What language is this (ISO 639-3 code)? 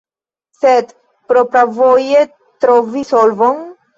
epo